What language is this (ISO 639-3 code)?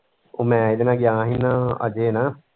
pan